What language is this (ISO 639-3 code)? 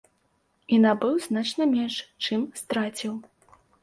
bel